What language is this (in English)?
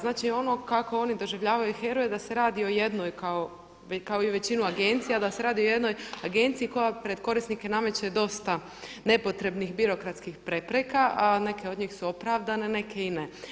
Croatian